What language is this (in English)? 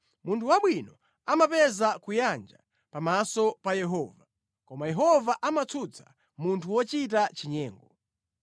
Nyanja